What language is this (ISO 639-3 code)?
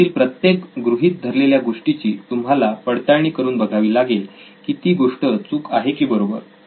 mar